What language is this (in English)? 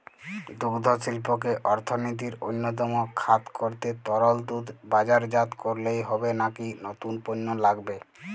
Bangla